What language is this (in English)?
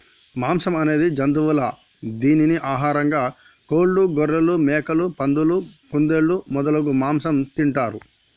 Telugu